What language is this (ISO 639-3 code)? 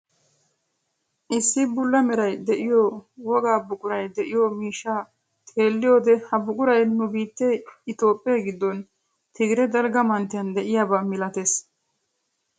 wal